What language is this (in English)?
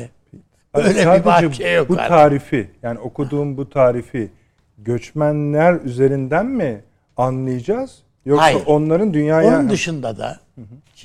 Turkish